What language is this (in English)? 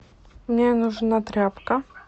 Russian